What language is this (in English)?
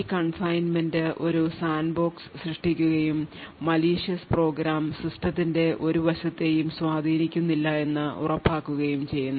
Malayalam